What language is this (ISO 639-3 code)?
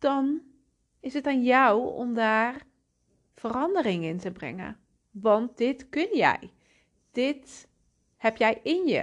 nld